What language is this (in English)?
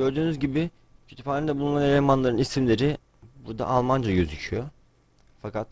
Turkish